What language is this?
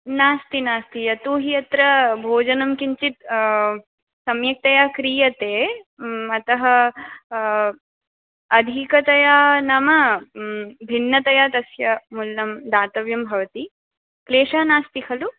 Sanskrit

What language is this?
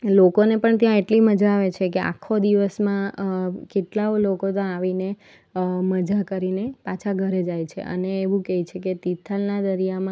Gujarati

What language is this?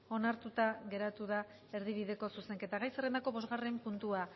Basque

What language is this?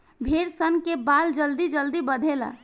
Bhojpuri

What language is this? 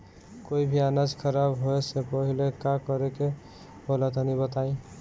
Bhojpuri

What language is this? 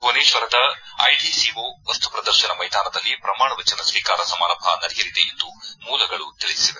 Kannada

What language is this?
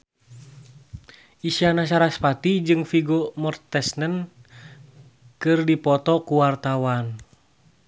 Sundanese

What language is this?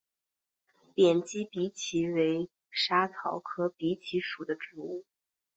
Chinese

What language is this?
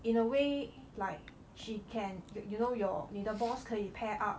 English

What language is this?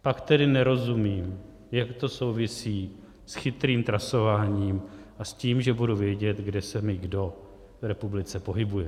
Czech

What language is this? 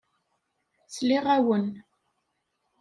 Kabyle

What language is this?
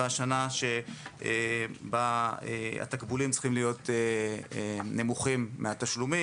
Hebrew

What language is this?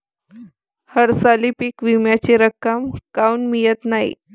Marathi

